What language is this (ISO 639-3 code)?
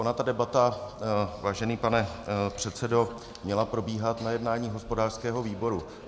ces